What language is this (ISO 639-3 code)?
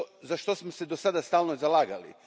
hrv